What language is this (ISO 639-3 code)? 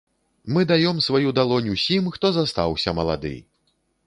bel